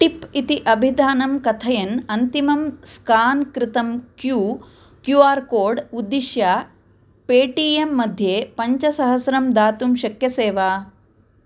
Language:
Sanskrit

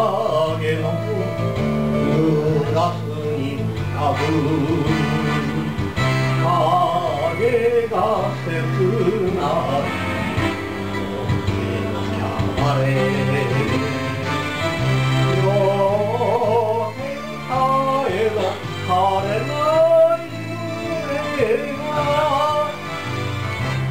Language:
Korean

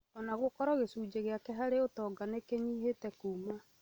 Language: Kikuyu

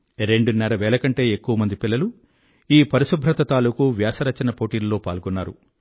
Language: Telugu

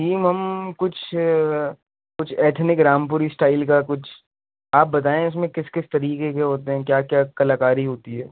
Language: Urdu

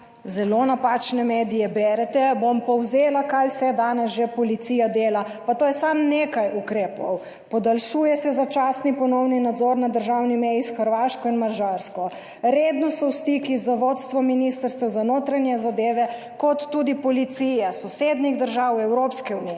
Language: Slovenian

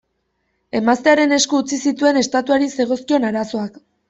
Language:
Basque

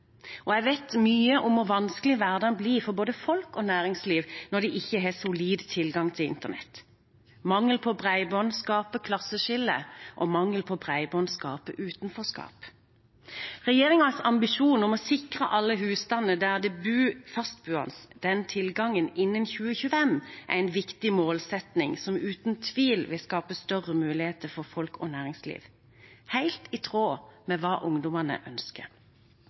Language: Norwegian Bokmål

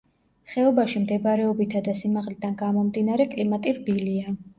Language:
Georgian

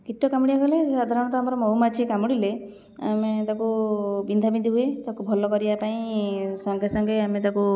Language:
Odia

